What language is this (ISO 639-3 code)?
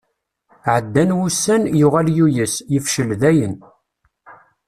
kab